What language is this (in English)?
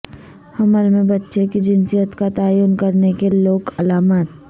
Urdu